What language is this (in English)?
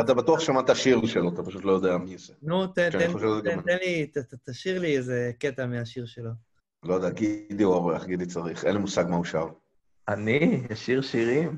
Hebrew